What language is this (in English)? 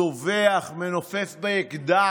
Hebrew